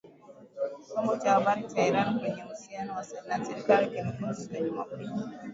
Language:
Swahili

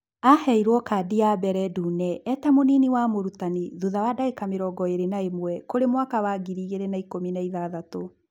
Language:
Kikuyu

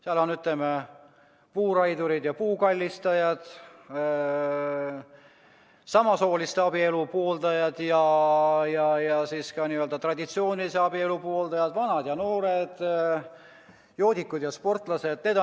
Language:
Estonian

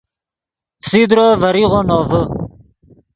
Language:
Yidgha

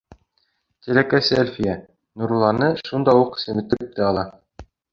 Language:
Bashkir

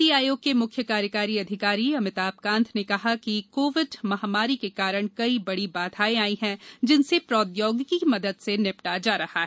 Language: Hindi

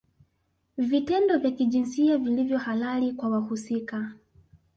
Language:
Swahili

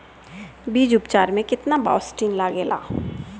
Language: Bhojpuri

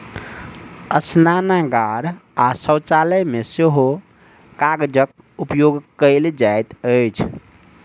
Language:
Maithili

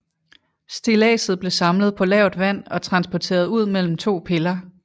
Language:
Danish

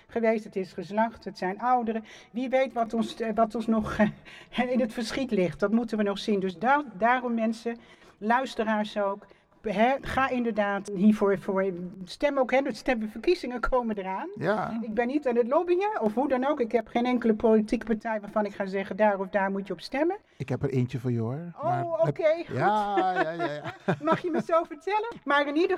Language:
Dutch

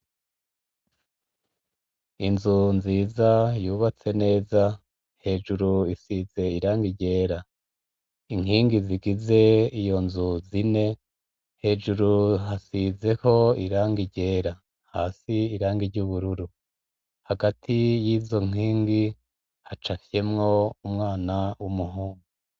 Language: Rundi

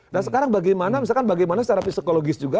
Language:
Indonesian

